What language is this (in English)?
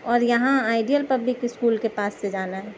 Urdu